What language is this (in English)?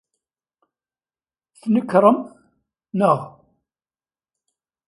Kabyle